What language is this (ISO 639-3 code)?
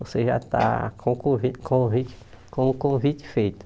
por